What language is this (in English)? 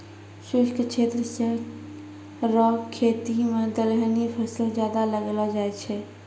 Maithili